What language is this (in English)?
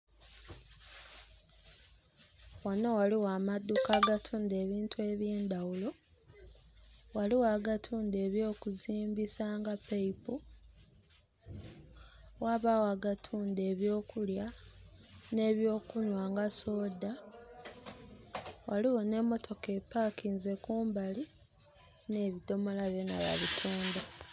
Soga